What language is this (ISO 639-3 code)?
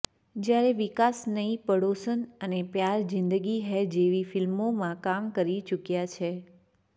guj